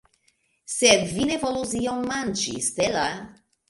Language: Esperanto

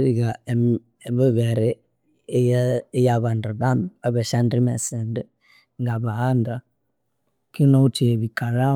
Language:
Konzo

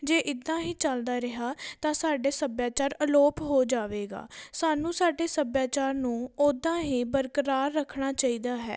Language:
Punjabi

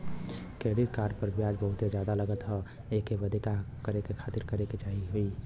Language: Bhojpuri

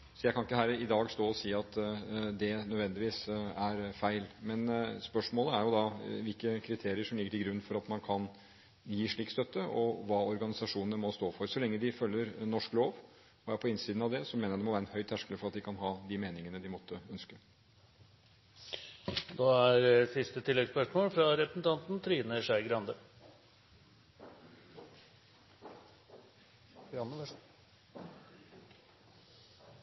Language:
Norwegian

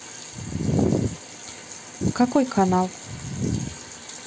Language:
Russian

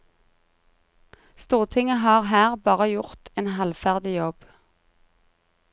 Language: Norwegian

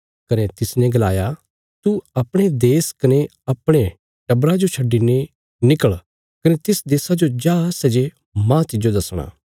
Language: Bilaspuri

